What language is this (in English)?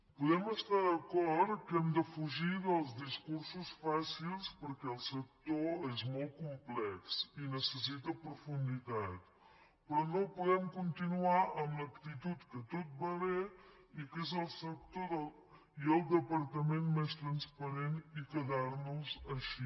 Catalan